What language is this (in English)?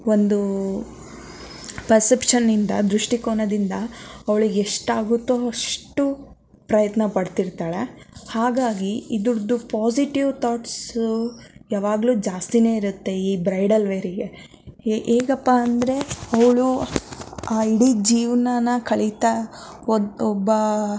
Kannada